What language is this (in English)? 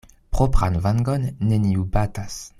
Esperanto